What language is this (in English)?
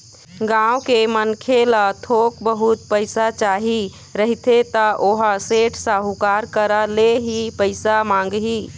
Chhattisgarhi